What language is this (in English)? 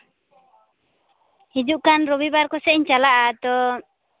Santali